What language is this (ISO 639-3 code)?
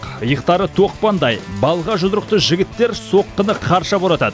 kaz